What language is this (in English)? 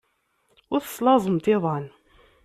Kabyle